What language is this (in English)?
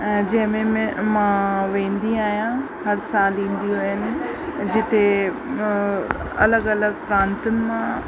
Sindhi